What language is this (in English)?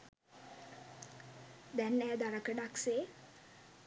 Sinhala